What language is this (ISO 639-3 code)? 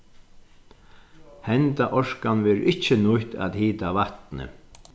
fao